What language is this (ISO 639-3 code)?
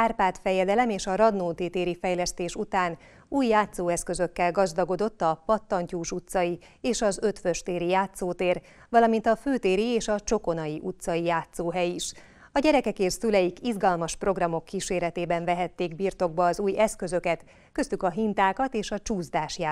hun